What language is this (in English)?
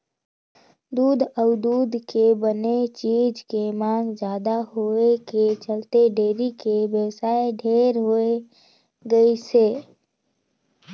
Chhattisgarhi